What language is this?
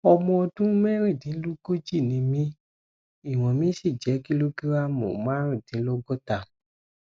Yoruba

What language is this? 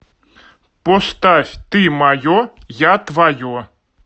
Russian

